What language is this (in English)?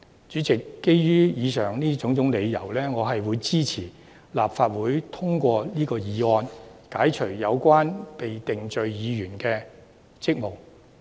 Cantonese